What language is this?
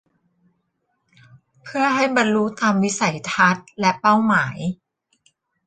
Thai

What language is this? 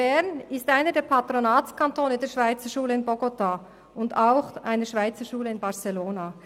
Swiss German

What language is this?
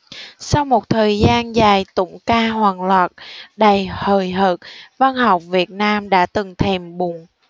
Vietnamese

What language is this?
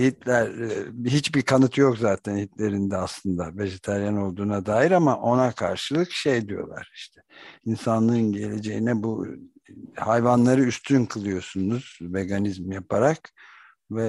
Turkish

